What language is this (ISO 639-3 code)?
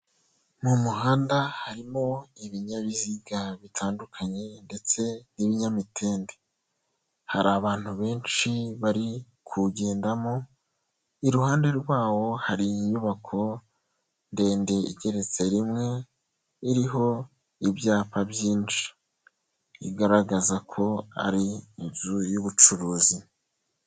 kin